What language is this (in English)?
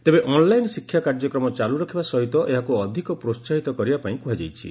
Odia